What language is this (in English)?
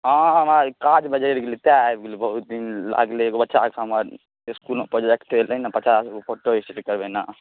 Maithili